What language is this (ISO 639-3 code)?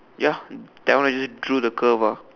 eng